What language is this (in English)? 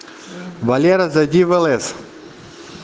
Russian